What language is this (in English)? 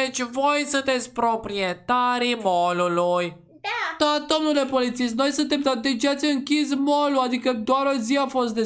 Romanian